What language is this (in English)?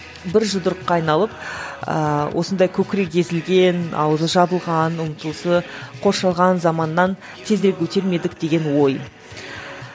Kazakh